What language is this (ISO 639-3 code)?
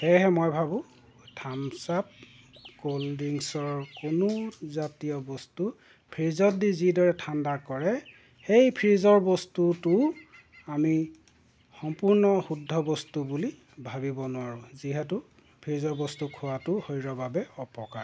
asm